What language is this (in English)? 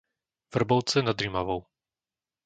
Slovak